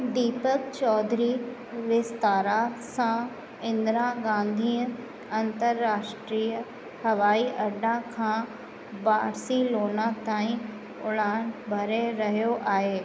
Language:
Sindhi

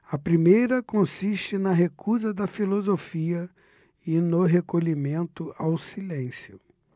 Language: Portuguese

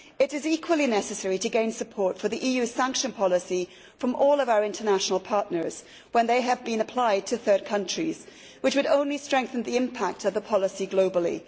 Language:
English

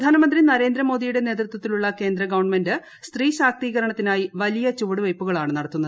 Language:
Malayalam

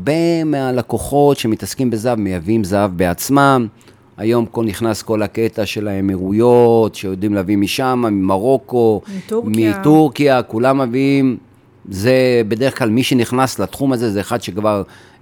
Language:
Hebrew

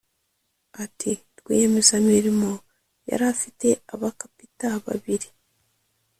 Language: Kinyarwanda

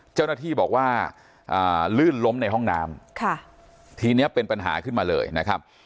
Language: Thai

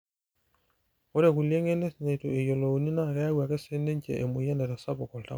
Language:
Masai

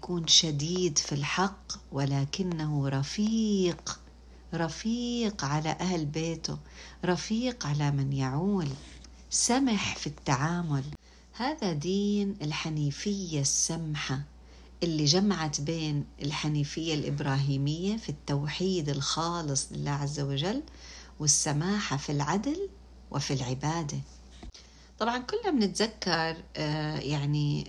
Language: Arabic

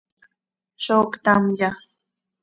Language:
Seri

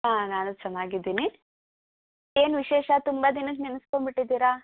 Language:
Kannada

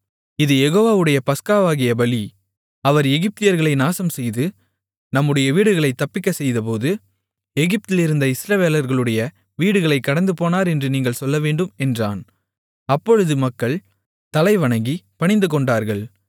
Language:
Tamil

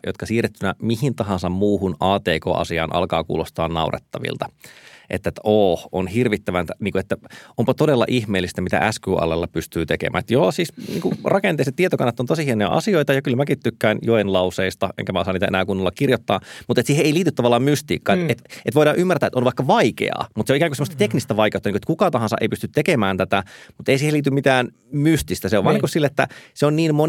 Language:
Finnish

